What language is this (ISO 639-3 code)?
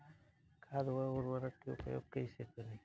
bho